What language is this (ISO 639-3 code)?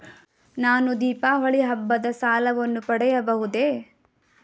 kan